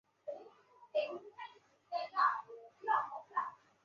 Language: Chinese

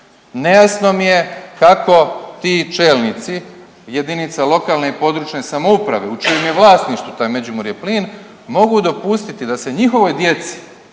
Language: Croatian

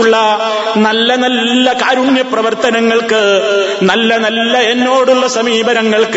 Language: Malayalam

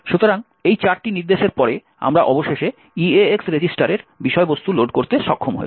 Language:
Bangla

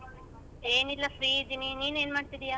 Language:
Kannada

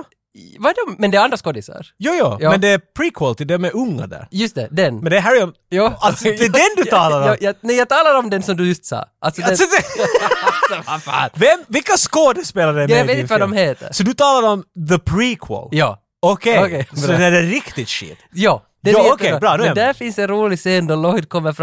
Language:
Swedish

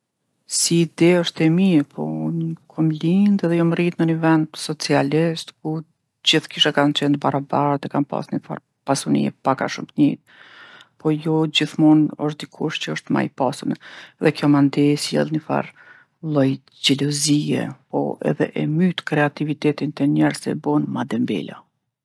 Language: Gheg Albanian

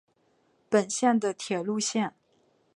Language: Chinese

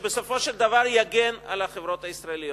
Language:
Hebrew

